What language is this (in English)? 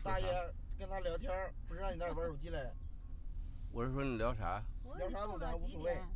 Chinese